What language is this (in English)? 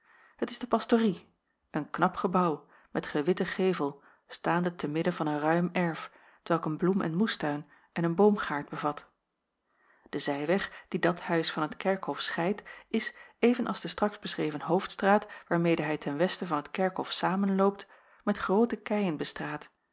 Dutch